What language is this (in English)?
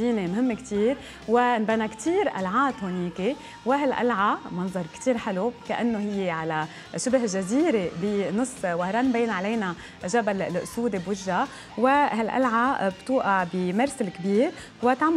Arabic